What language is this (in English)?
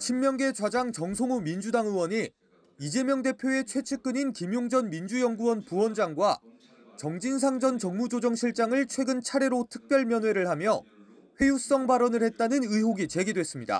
Korean